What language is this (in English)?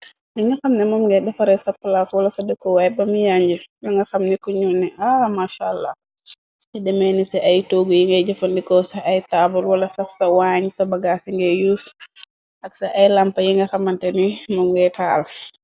Wolof